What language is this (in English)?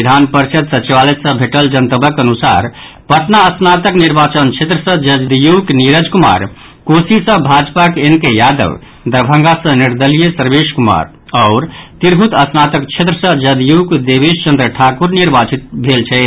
Maithili